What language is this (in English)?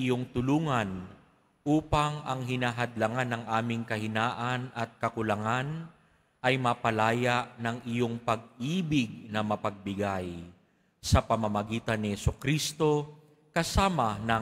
Filipino